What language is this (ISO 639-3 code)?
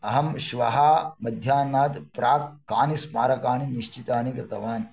san